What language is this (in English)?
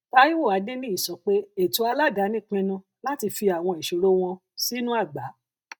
Yoruba